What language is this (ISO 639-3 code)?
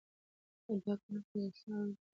pus